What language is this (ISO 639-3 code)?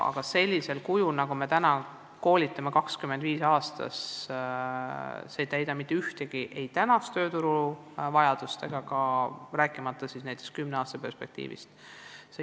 est